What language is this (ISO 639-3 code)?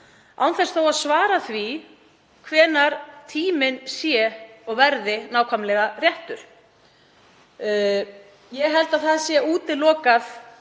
isl